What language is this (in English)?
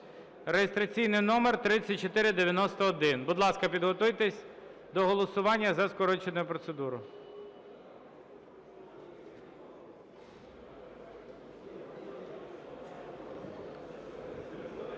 Ukrainian